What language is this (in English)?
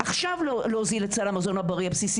Hebrew